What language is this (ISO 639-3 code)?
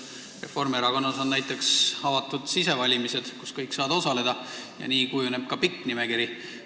est